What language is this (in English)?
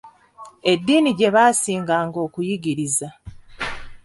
Ganda